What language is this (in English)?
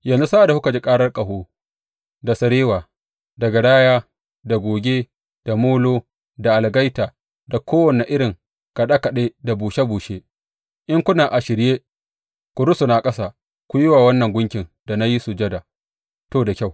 Hausa